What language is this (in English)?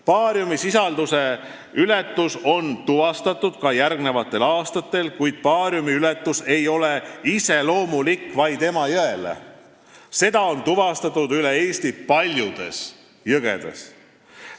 Estonian